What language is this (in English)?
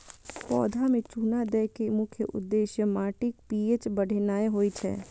Maithili